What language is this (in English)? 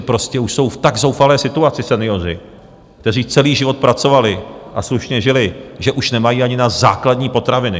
Czech